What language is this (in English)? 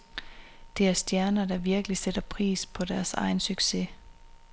Danish